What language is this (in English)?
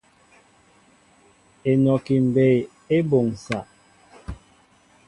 Mbo (Cameroon)